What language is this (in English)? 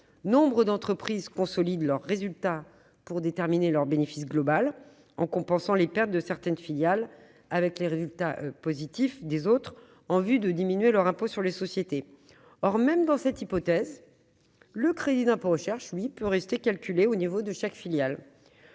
French